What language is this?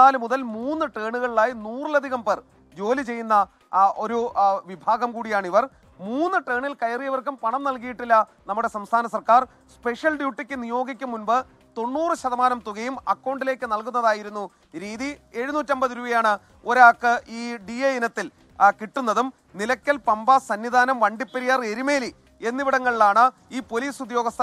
Malayalam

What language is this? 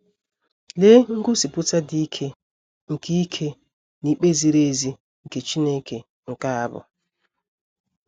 Igbo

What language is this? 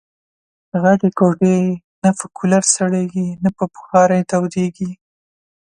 Pashto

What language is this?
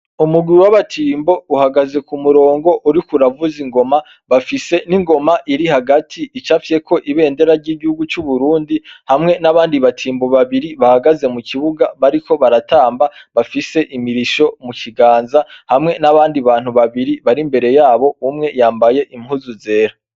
Rundi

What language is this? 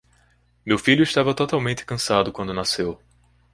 Portuguese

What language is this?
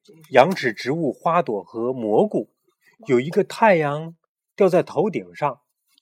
Chinese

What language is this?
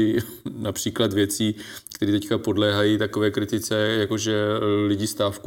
Czech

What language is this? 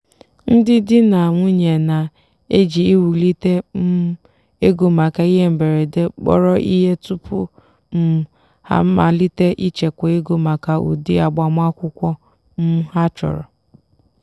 Igbo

